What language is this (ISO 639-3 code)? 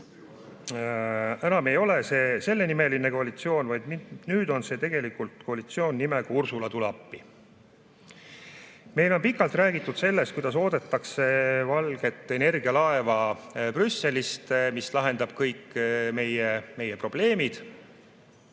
est